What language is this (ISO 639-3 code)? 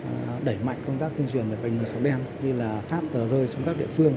vie